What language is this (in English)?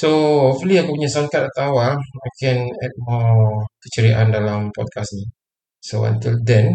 Malay